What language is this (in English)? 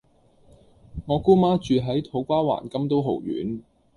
Cantonese